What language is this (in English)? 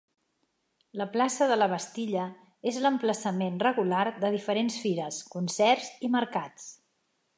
Catalan